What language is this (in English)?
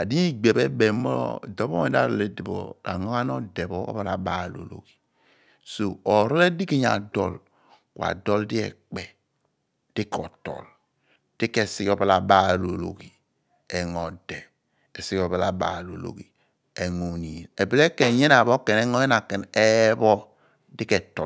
Abua